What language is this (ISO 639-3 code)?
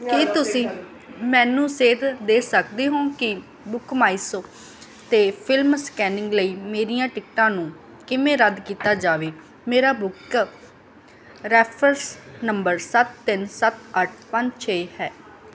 pan